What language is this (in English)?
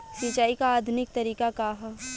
Bhojpuri